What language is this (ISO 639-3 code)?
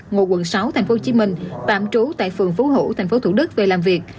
vie